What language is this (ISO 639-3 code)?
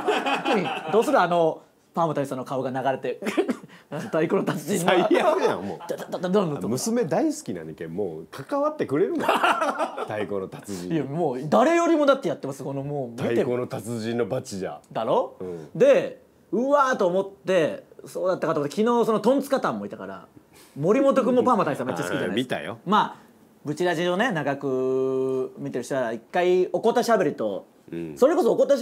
jpn